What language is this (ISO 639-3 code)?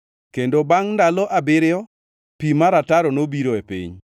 luo